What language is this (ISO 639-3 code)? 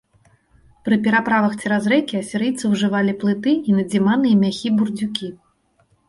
bel